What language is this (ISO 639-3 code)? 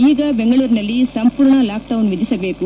kan